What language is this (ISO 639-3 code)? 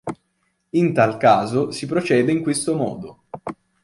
ita